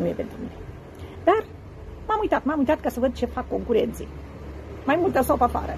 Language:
Romanian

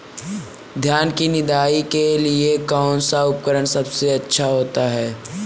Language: Hindi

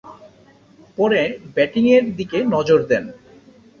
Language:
Bangla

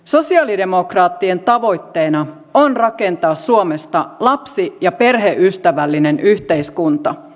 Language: Finnish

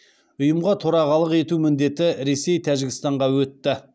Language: Kazakh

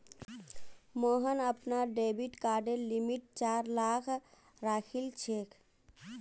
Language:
Magahi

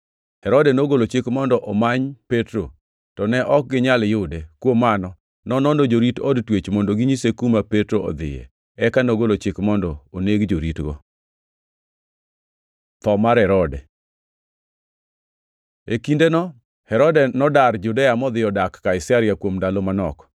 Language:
Luo (Kenya and Tanzania)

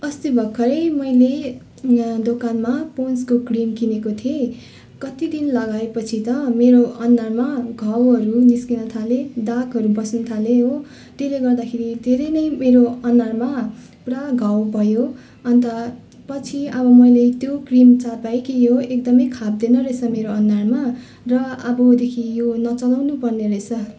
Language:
Nepali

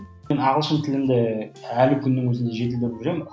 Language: Kazakh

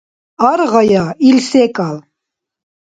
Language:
Dargwa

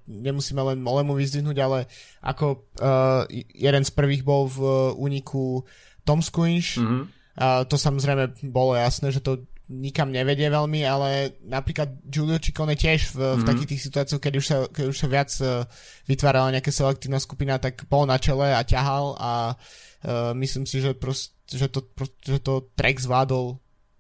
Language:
Slovak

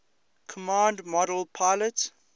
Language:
English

